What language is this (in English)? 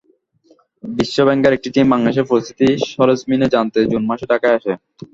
Bangla